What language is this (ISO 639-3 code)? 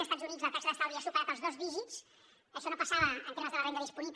cat